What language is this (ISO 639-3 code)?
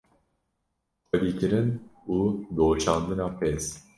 kur